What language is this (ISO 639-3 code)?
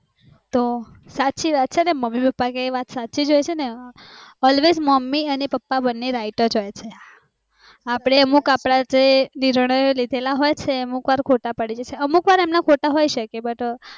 guj